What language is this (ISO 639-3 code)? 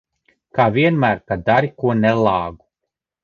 lav